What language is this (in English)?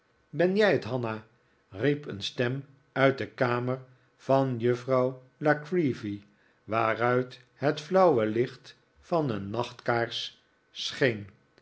Dutch